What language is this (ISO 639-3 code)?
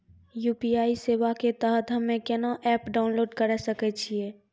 mai